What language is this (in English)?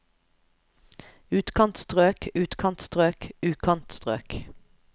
Norwegian